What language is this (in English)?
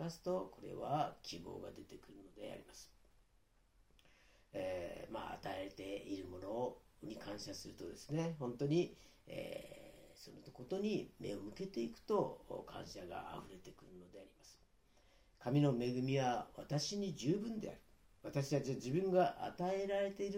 Japanese